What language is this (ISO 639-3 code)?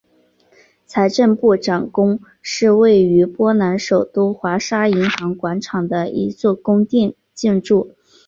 zho